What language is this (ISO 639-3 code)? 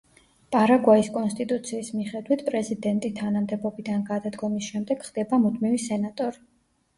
kat